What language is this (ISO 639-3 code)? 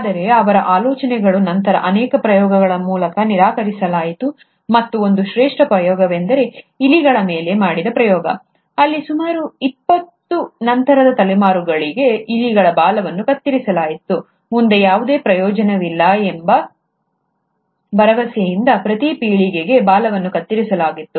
kan